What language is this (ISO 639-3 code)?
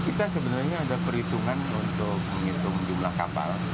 ind